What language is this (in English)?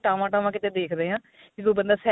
Punjabi